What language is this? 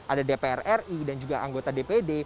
Indonesian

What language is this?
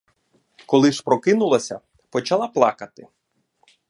Ukrainian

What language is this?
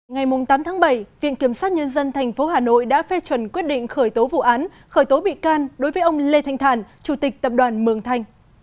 Vietnamese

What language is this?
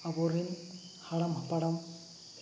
Santali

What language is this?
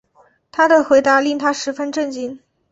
Chinese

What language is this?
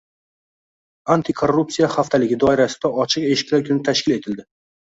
Uzbek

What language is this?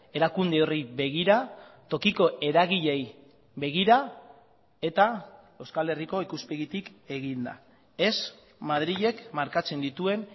Basque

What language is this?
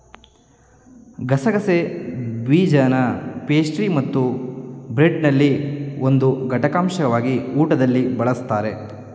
Kannada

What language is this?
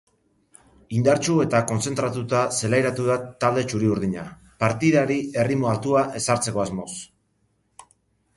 Basque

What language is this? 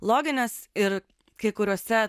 Lithuanian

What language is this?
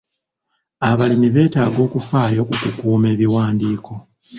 Ganda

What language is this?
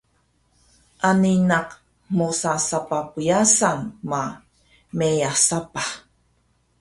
Taroko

